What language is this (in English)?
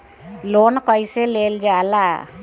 Bhojpuri